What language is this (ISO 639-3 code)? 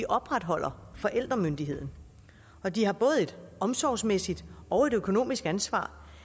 dan